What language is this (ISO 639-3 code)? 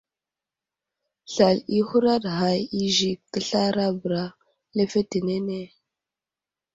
udl